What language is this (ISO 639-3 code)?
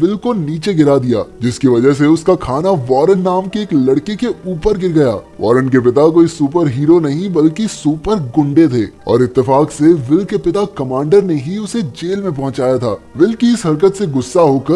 hin